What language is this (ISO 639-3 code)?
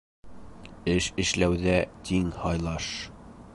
bak